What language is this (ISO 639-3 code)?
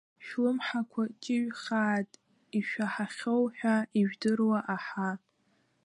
abk